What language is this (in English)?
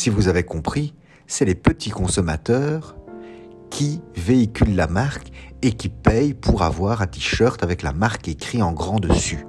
French